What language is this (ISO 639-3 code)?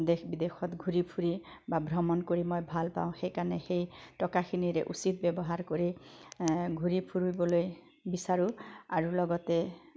asm